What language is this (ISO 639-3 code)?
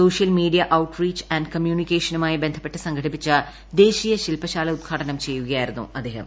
mal